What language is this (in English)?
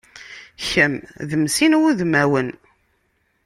Kabyle